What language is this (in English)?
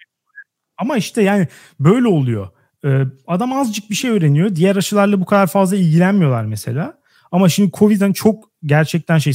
Turkish